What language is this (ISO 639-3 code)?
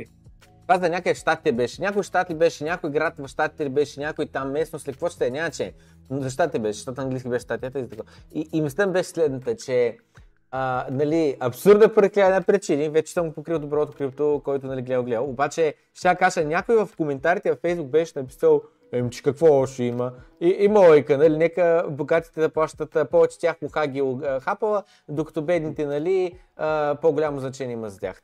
bul